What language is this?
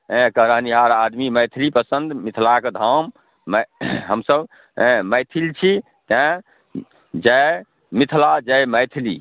Maithili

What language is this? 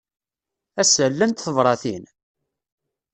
Kabyle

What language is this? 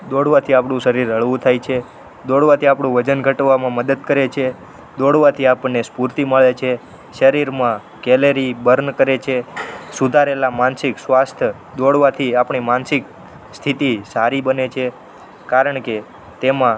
Gujarati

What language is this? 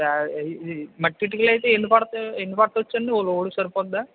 Telugu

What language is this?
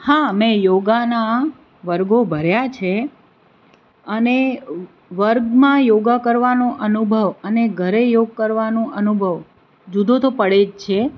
Gujarati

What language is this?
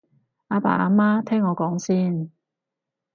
Cantonese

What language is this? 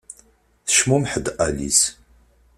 Kabyle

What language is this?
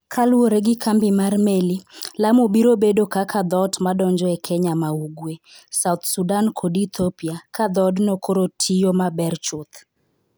Luo (Kenya and Tanzania)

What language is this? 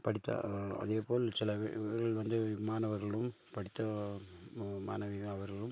Tamil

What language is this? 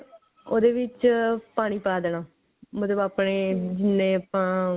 Punjabi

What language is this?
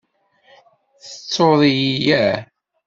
Kabyle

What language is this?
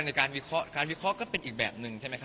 Thai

